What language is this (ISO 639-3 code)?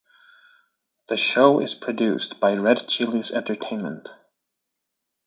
eng